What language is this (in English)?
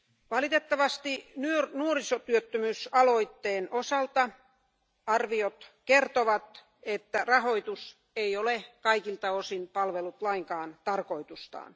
Finnish